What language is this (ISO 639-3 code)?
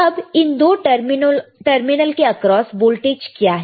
hin